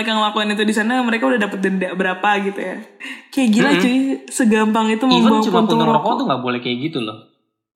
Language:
Indonesian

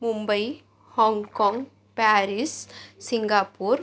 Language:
Marathi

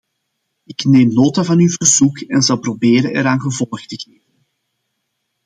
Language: Dutch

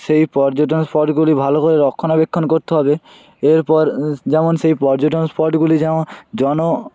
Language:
Bangla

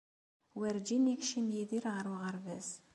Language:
Kabyle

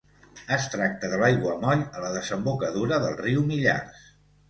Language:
Catalan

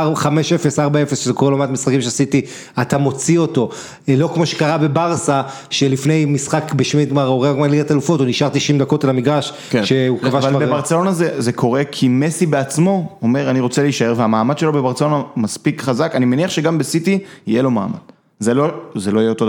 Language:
Hebrew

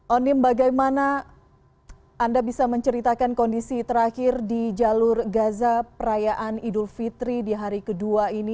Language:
Indonesian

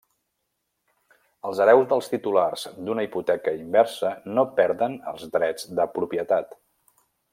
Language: Catalan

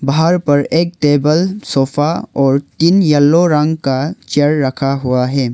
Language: Hindi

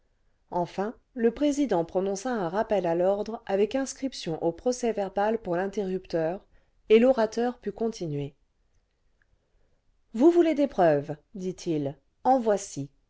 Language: French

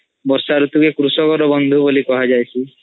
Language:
Odia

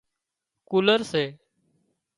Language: Wadiyara Koli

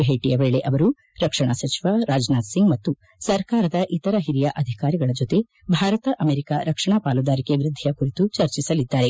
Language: Kannada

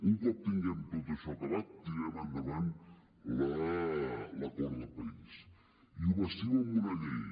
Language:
Catalan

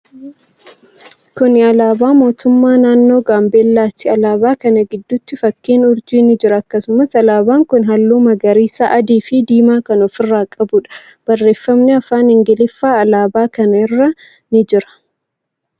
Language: Oromo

